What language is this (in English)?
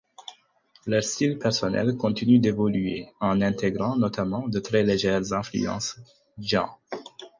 French